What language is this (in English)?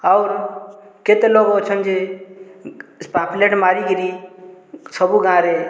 Odia